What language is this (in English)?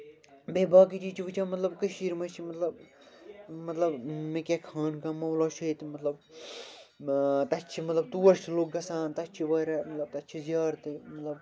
Kashmiri